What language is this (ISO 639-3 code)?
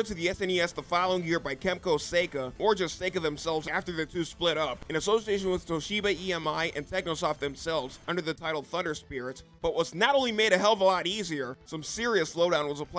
eng